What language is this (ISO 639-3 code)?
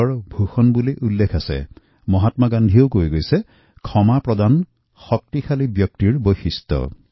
asm